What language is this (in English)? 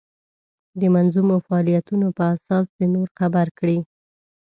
Pashto